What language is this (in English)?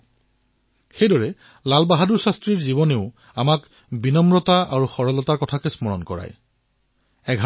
Assamese